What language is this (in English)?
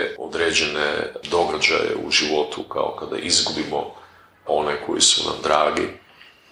Croatian